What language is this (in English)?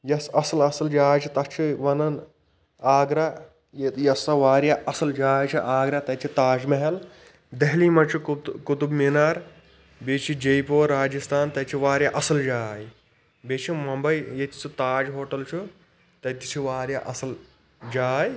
Kashmiri